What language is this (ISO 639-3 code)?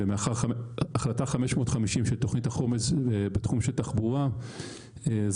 heb